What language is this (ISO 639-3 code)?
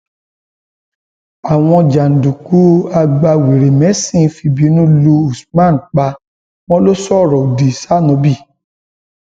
yor